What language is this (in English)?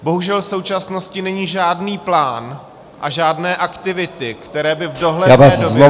Czech